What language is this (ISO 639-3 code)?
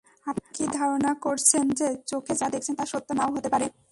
ben